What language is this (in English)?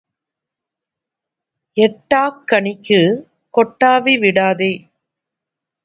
Tamil